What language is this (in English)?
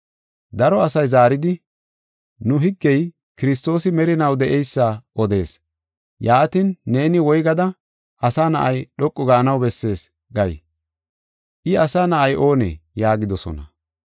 Gofa